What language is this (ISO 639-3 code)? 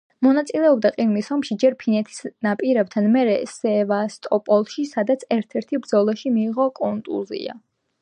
kat